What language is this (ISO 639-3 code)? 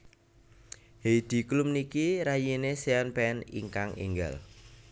jav